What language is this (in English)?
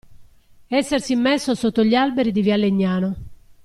Italian